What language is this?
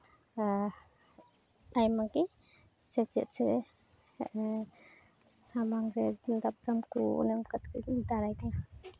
Santali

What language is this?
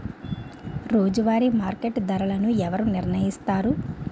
Telugu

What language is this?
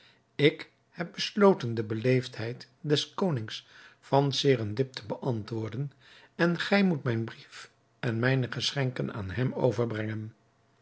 Dutch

